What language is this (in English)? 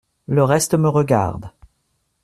French